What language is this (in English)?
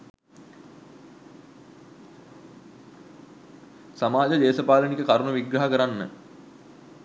Sinhala